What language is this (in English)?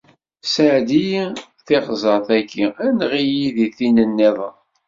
Kabyle